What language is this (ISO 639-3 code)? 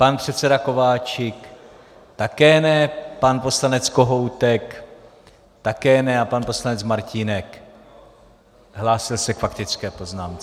ces